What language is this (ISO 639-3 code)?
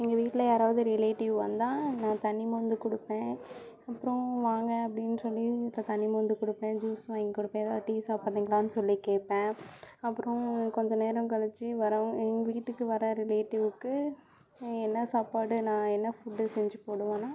tam